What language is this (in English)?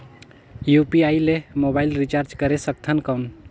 Chhattisgarhi